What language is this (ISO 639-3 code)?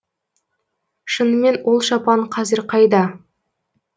kaz